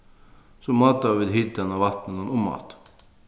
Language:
Faroese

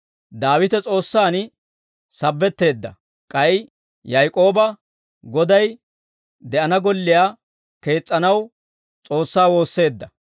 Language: Dawro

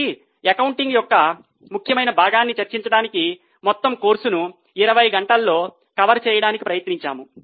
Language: Telugu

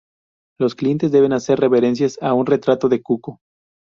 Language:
Spanish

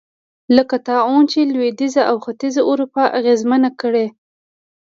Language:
Pashto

